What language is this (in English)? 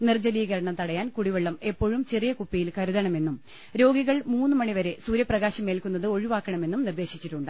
Malayalam